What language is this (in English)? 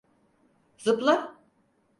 Turkish